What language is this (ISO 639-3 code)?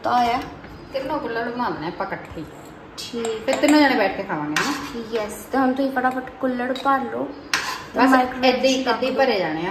pan